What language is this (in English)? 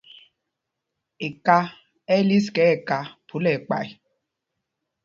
Mpumpong